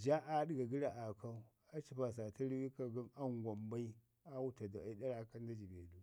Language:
Ngizim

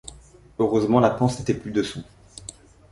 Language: French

